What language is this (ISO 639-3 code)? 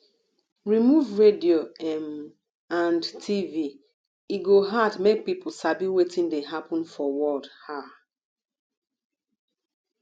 pcm